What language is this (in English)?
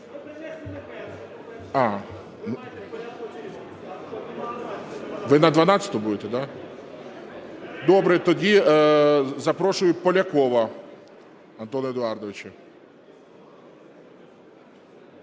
Ukrainian